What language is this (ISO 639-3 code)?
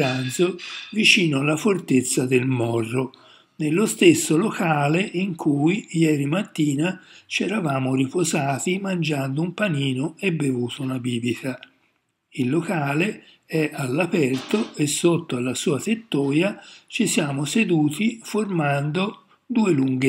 ita